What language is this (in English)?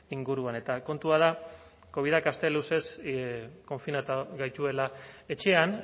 Basque